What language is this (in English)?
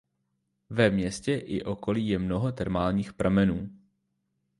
Czech